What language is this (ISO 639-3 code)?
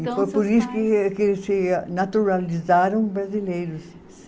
por